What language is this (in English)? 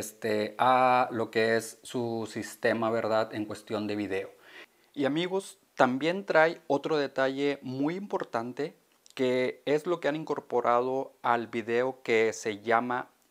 Spanish